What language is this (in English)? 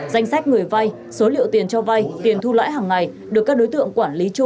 Vietnamese